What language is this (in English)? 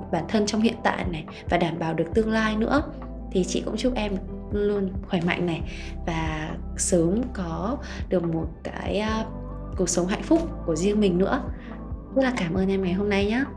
Vietnamese